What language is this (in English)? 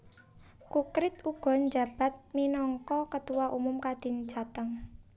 Javanese